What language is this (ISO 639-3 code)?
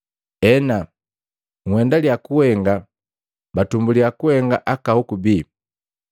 mgv